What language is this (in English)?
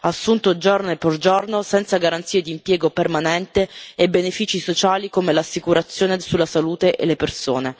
Italian